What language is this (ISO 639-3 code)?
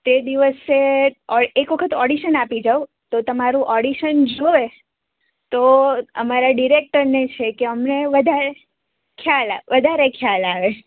guj